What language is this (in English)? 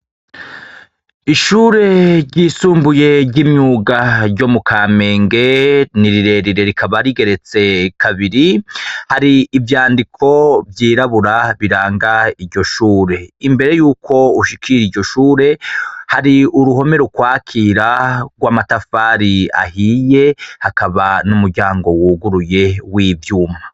Rundi